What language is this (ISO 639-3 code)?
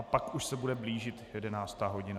ces